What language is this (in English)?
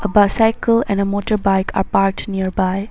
English